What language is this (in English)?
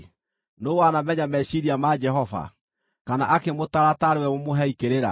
Kikuyu